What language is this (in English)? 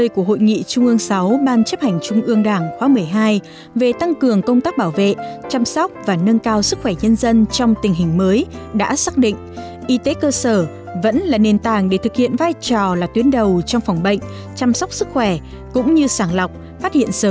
Vietnamese